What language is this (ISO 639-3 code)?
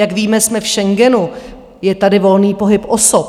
ces